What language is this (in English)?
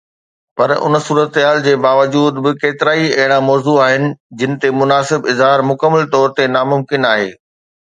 Sindhi